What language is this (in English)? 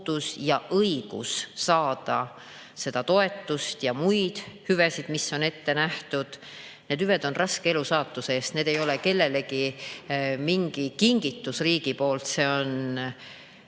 Estonian